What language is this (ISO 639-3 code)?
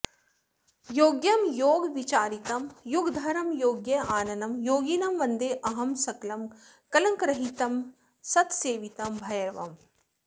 san